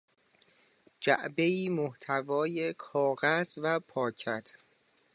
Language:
Persian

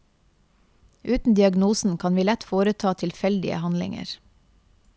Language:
Norwegian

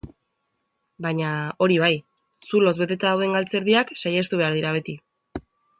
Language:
Basque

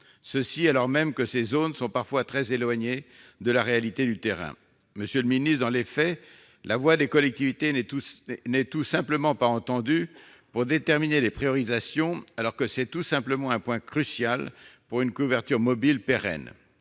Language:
French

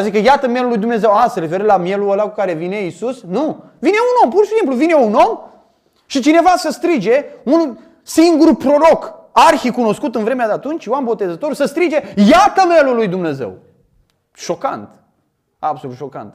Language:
Romanian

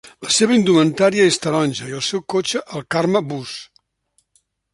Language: Catalan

